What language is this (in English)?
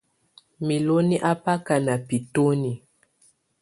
Tunen